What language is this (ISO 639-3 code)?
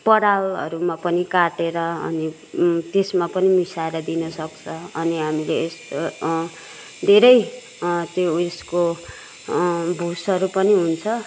nep